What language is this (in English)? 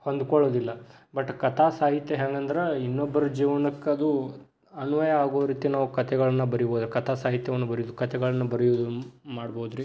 Kannada